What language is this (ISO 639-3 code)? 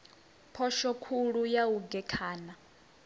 ven